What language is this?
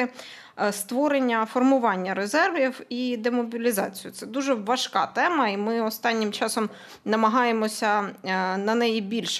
Ukrainian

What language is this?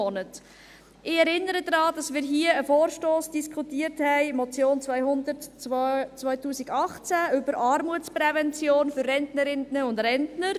Swiss German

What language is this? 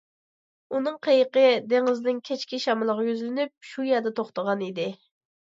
Uyghur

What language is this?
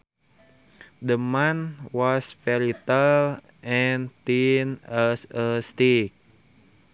Sundanese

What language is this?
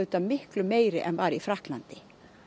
Icelandic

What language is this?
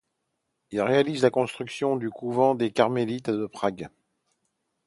French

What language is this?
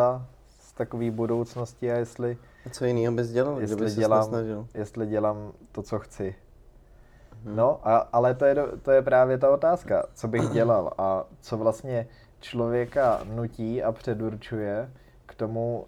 Czech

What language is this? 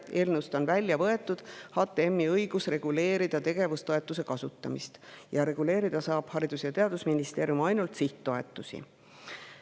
Estonian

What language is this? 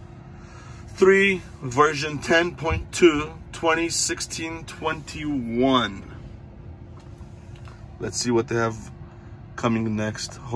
English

